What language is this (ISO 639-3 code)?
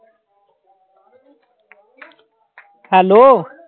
pan